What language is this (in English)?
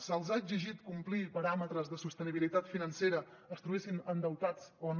Catalan